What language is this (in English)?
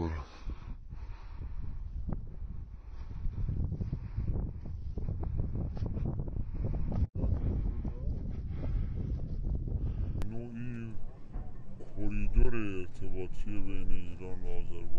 Persian